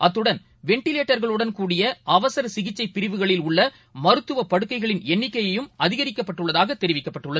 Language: Tamil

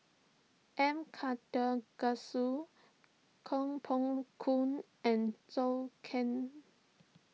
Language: English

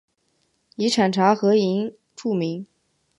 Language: Chinese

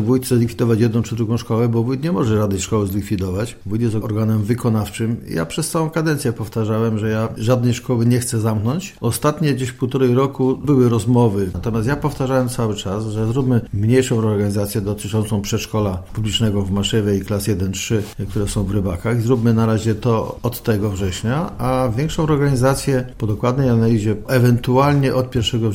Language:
Polish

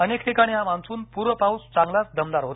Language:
Marathi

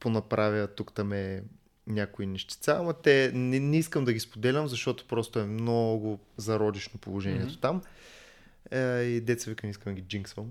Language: Bulgarian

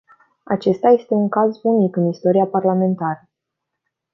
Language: Romanian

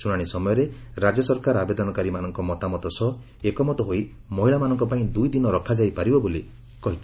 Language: Odia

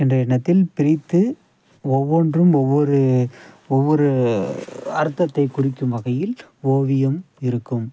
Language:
Tamil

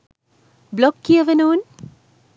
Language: Sinhala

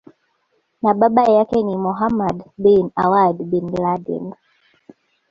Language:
Swahili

